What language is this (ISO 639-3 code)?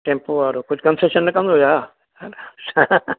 snd